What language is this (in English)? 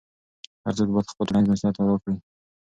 Pashto